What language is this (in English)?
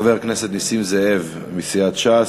Hebrew